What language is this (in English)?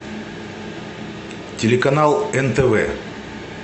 Russian